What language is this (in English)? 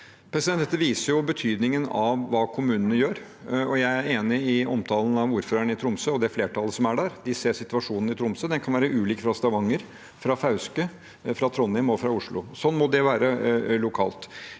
Norwegian